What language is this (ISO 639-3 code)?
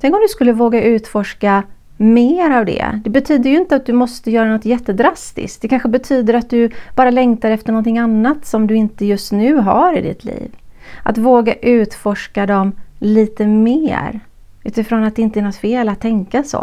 swe